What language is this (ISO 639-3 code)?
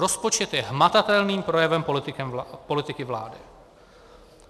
ces